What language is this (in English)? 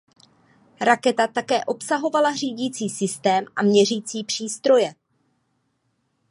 Czech